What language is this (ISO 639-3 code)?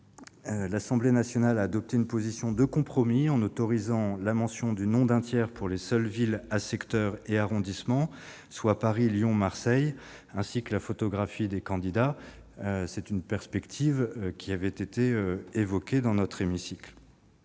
fra